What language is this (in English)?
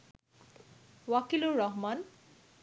Bangla